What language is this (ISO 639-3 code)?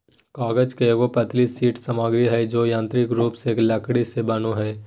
mag